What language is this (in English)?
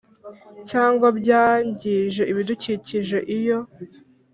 Kinyarwanda